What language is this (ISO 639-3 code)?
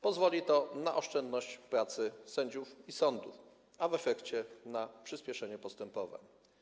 pol